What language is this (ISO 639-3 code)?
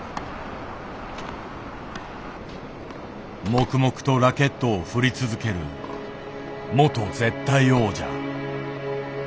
jpn